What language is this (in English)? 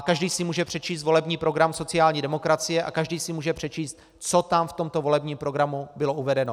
Czech